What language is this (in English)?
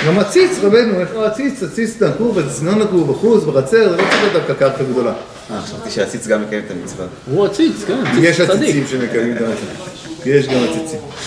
Hebrew